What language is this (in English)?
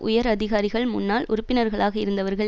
Tamil